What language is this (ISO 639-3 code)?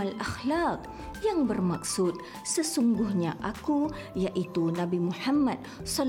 msa